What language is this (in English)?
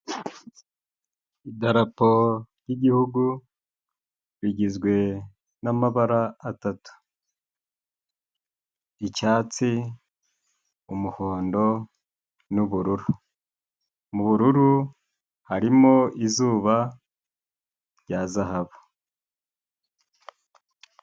Kinyarwanda